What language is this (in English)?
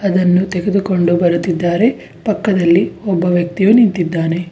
Kannada